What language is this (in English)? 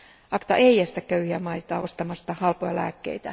Finnish